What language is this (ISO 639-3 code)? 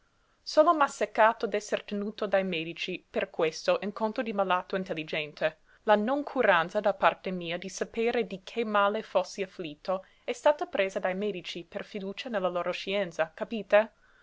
ita